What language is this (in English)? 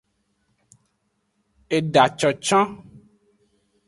Aja (Benin)